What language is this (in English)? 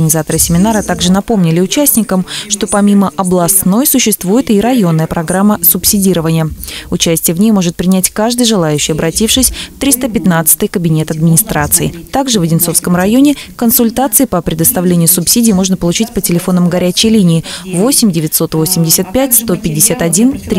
Russian